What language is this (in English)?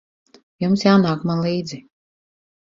Latvian